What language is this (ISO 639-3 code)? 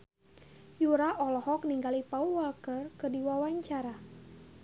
sun